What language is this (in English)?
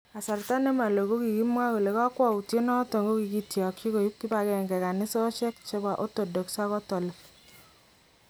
Kalenjin